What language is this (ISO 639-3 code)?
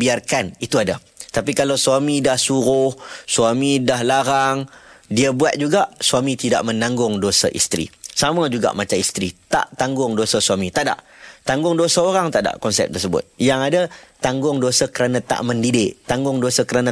msa